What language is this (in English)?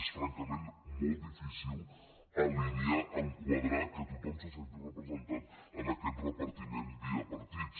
Catalan